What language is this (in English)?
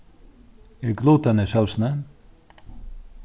Faroese